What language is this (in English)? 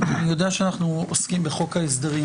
Hebrew